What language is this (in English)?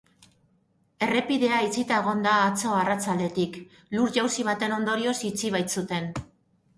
Basque